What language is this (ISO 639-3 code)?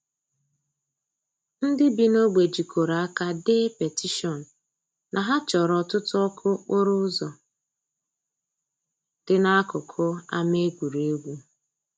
ibo